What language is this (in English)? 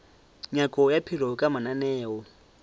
Northern Sotho